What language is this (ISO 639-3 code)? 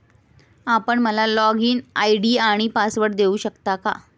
mar